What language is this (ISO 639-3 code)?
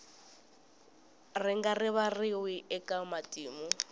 tso